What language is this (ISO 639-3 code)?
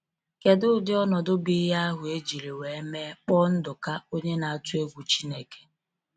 ibo